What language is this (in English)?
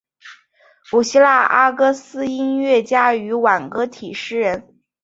Chinese